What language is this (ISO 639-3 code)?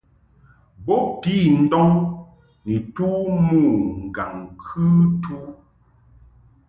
mhk